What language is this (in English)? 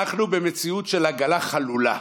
Hebrew